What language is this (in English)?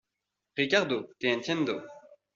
Spanish